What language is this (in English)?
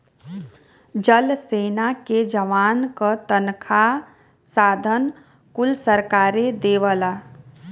Bhojpuri